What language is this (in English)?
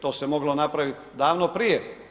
Croatian